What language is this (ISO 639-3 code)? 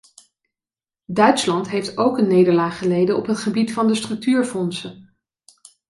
nld